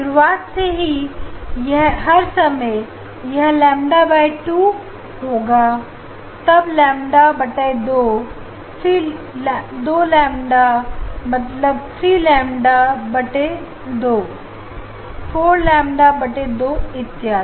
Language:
Hindi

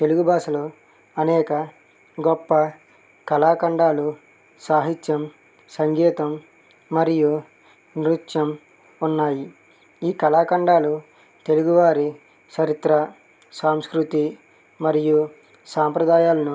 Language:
Telugu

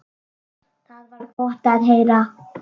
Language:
Icelandic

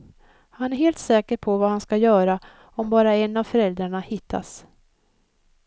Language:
Swedish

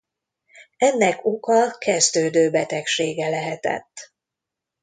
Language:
Hungarian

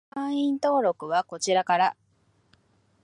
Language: Japanese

